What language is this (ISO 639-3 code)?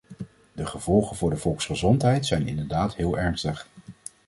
nld